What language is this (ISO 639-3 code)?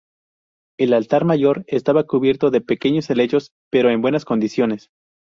spa